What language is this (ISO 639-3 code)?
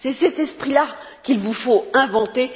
fra